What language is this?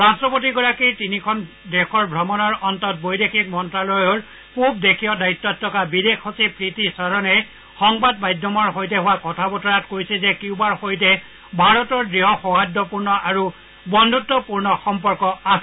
Assamese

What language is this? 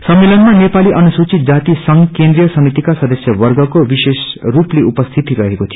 Nepali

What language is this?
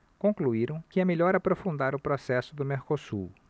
Portuguese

